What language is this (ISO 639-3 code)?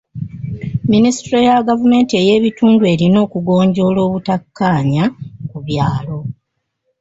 lug